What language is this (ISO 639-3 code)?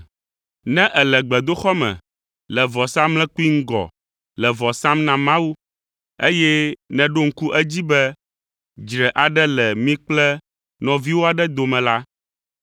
ewe